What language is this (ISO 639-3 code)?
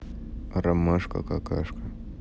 rus